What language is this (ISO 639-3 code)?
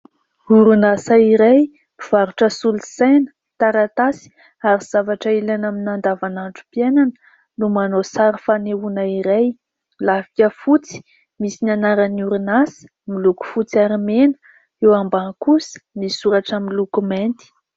mlg